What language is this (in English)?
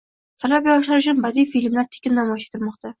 Uzbek